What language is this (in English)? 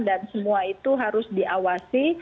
Indonesian